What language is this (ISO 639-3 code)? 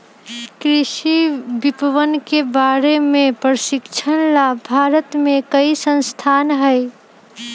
mag